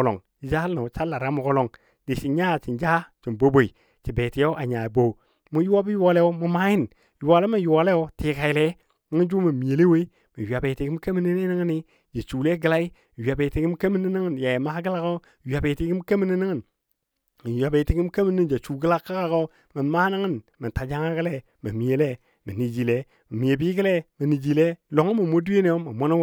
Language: Dadiya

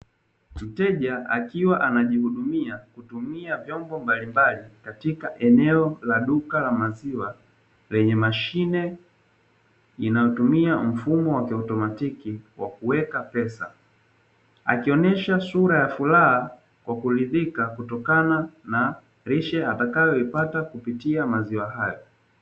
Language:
Swahili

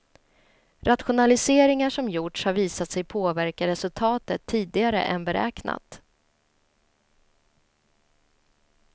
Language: Swedish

